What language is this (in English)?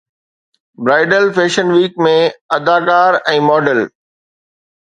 Sindhi